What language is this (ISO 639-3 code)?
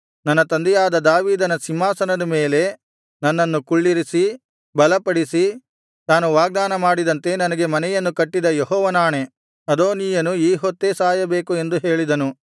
kan